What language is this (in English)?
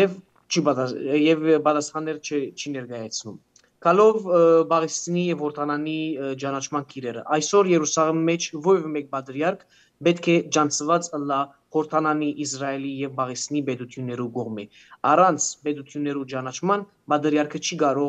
Romanian